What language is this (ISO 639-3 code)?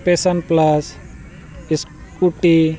sat